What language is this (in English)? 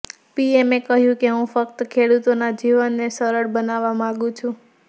Gujarati